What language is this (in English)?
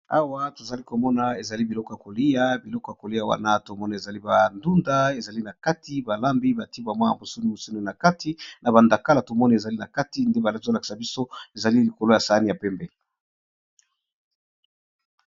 Lingala